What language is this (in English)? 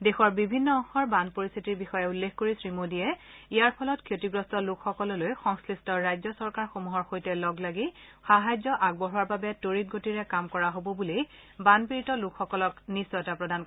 Assamese